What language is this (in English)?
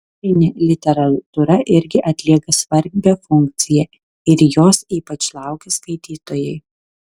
Lithuanian